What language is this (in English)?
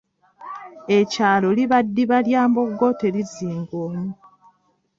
Ganda